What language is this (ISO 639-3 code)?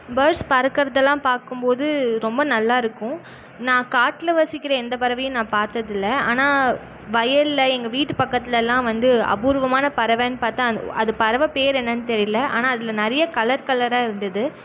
tam